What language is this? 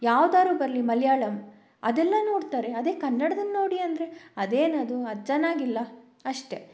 Kannada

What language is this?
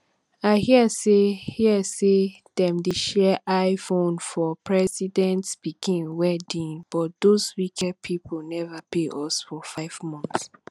Nigerian Pidgin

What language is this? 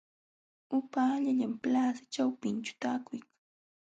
Jauja Wanca Quechua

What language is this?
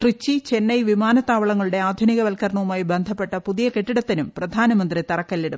Malayalam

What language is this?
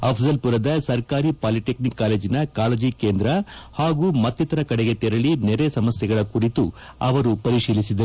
Kannada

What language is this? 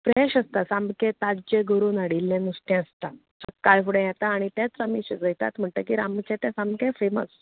Konkani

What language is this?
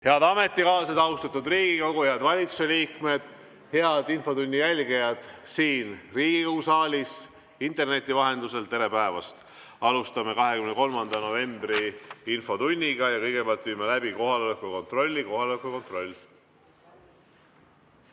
Estonian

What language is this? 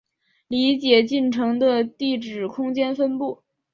Chinese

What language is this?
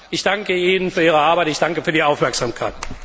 German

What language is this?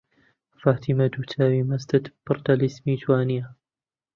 Central Kurdish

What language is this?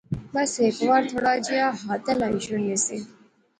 Pahari-Potwari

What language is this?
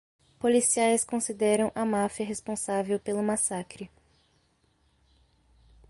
Portuguese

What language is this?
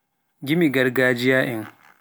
Pular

